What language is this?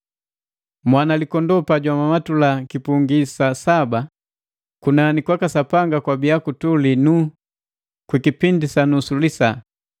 Matengo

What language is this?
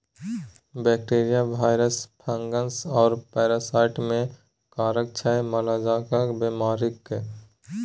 Maithili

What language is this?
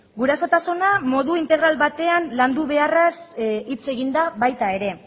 Basque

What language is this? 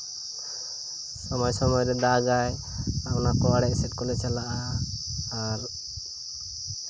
Santali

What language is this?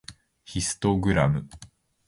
Japanese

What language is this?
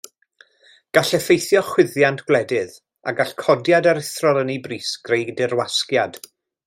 Welsh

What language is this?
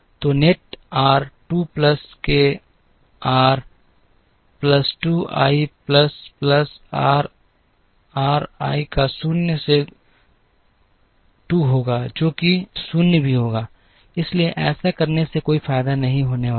Hindi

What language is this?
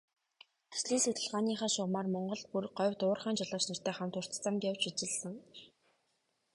Mongolian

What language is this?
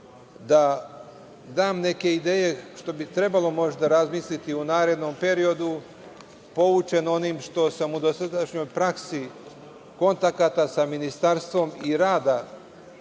Serbian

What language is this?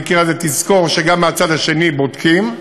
Hebrew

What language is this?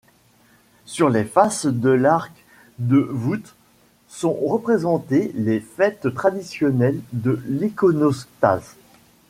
French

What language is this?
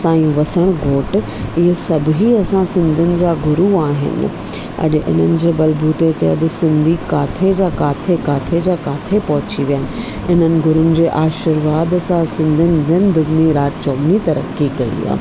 Sindhi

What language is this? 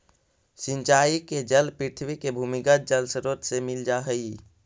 Magahi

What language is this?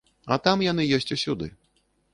Belarusian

